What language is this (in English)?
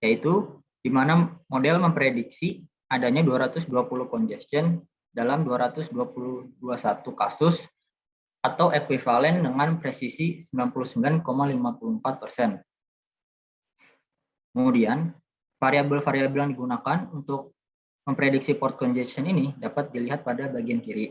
Indonesian